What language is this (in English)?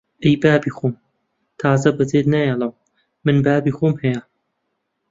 Central Kurdish